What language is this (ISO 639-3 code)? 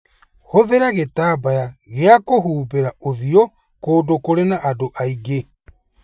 kik